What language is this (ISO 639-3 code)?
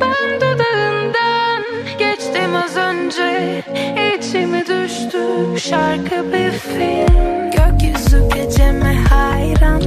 tur